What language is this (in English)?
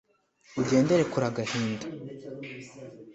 Kinyarwanda